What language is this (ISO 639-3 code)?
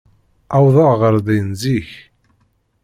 kab